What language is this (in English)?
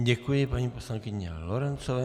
Czech